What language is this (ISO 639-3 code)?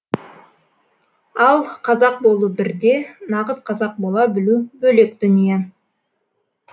kaz